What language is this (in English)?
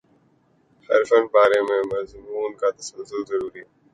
Urdu